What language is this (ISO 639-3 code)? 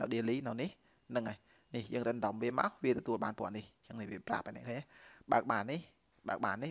vie